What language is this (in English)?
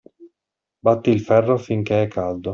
Italian